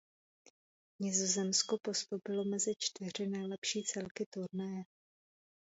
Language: Czech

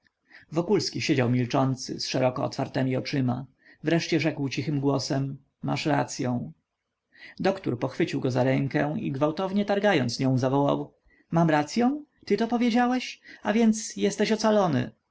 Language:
Polish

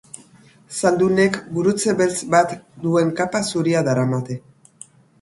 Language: Basque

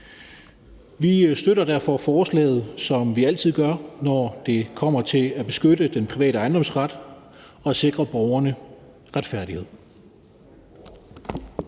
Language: Danish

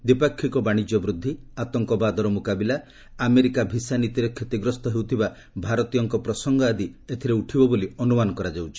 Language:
Odia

